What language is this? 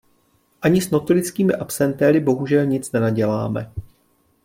Czech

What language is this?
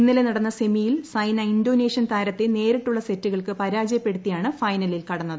Malayalam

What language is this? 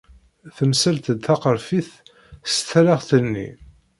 Kabyle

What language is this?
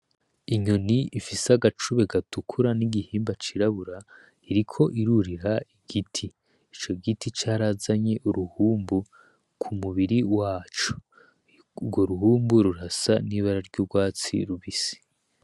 Rundi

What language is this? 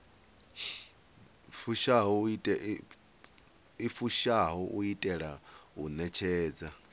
Venda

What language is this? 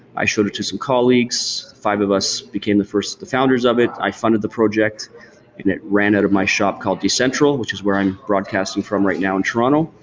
English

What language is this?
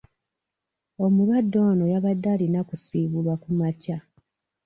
Ganda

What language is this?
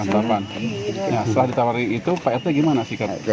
Indonesian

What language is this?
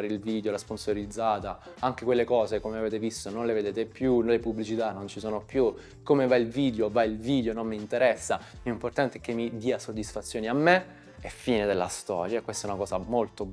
Italian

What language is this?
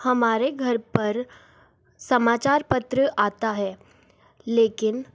Hindi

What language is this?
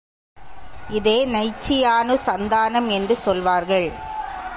Tamil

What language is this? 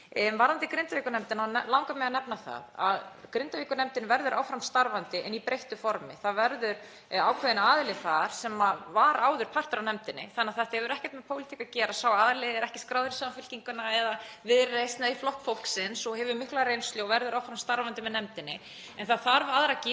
Icelandic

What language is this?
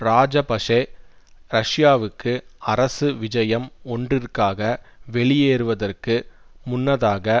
Tamil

